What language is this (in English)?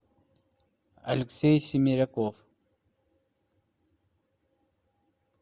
Russian